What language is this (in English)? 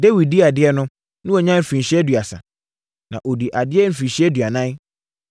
Akan